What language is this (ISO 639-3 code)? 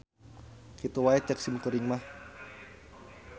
sun